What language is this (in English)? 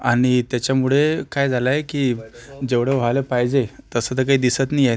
Marathi